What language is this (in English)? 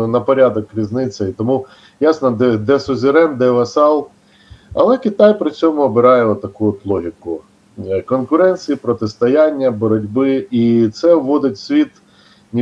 Ukrainian